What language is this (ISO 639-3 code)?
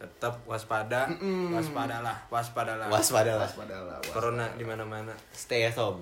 ind